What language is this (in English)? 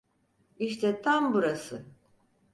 Turkish